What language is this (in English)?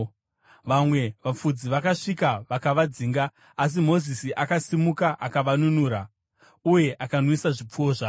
Shona